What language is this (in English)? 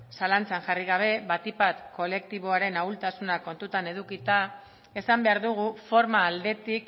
Basque